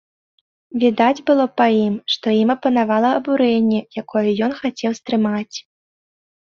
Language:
Belarusian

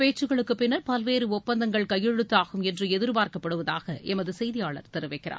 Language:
Tamil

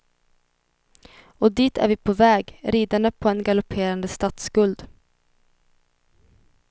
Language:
Swedish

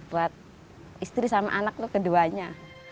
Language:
Indonesian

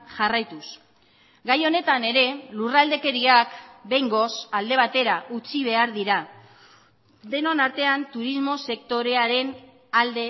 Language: Basque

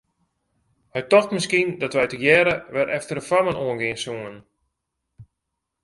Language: Western Frisian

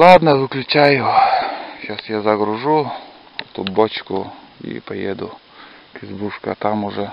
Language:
Russian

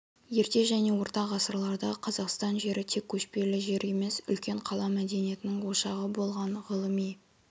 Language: Kazakh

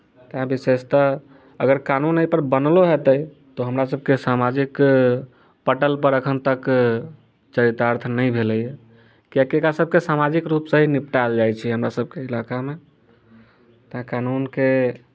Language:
Maithili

